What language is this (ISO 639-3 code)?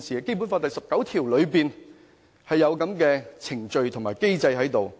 yue